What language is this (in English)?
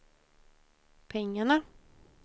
Swedish